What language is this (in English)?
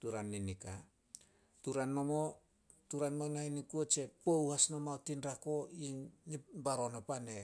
Solos